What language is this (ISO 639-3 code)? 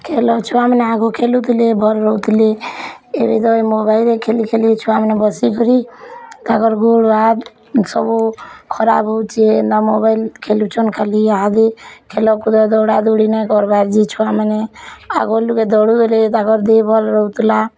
ori